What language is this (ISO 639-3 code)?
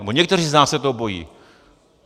ces